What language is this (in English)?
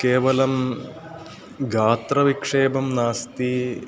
Sanskrit